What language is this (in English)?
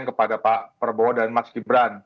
Indonesian